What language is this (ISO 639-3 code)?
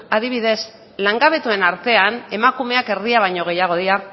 eus